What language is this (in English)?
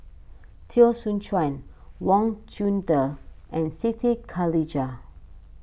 English